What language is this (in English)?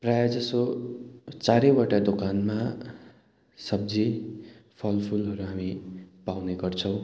Nepali